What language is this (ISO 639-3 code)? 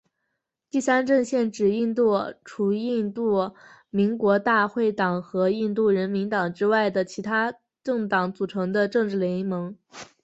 zho